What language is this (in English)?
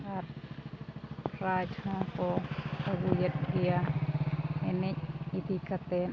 Santali